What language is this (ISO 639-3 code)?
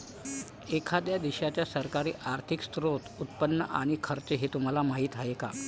mar